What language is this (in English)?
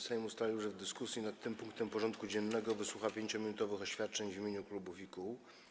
Polish